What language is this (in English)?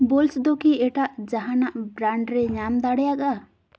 Santali